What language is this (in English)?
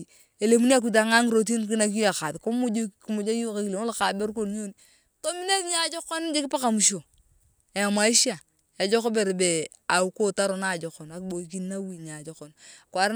Turkana